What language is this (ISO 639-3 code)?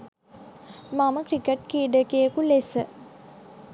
sin